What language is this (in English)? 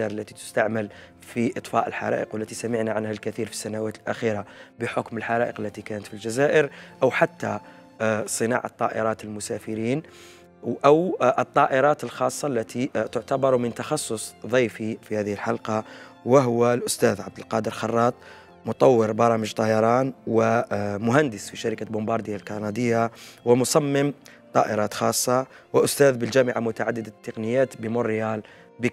Arabic